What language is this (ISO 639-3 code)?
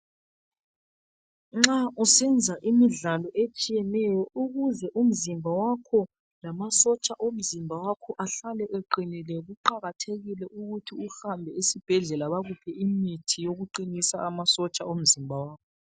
nde